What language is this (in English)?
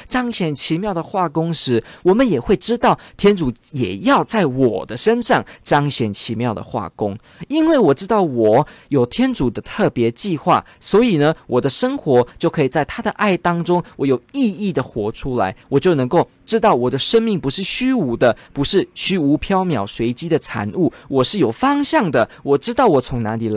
Chinese